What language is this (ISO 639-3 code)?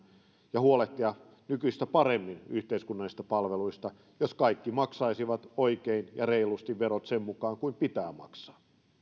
fin